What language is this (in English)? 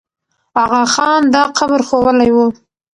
Pashto